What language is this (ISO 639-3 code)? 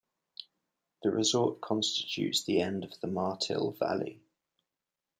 eng